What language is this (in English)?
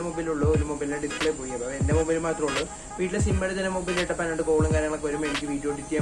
Malayalam